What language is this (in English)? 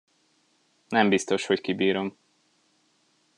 Hungarian